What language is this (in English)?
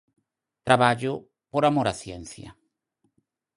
Galician